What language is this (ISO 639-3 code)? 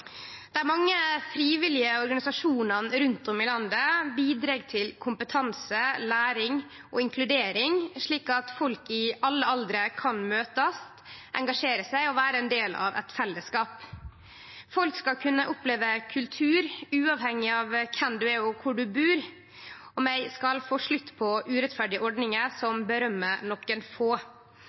nno